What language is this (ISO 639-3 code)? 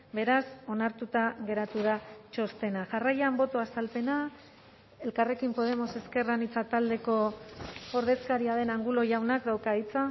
eus